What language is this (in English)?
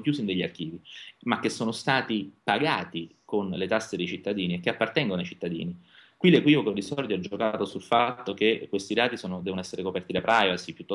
Italian